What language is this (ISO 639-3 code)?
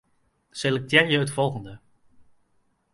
fry